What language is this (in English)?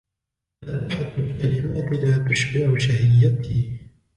Arabic